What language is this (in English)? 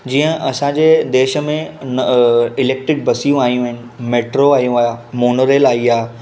Sindhi